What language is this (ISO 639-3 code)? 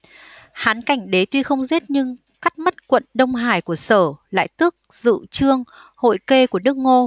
vie